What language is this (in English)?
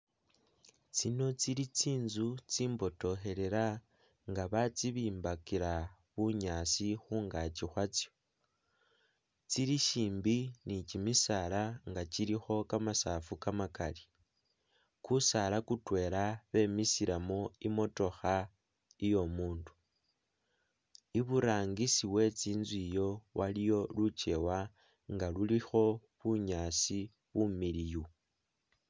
Masaaba